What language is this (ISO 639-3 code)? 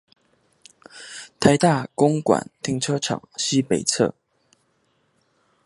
zho